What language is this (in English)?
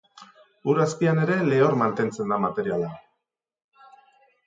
Basque